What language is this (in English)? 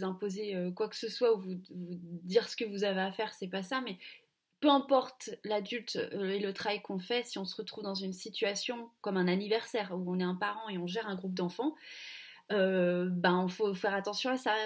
French